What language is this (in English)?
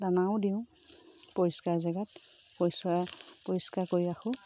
Assamese